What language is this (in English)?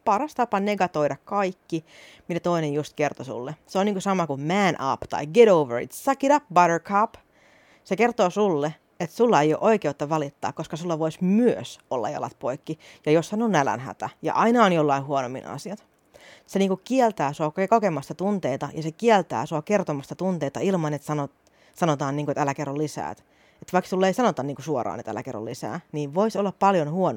Finnish